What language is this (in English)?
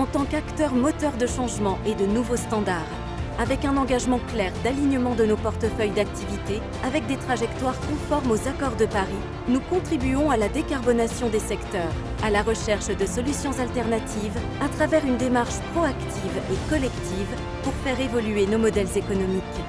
French